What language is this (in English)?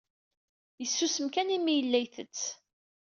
Kabyle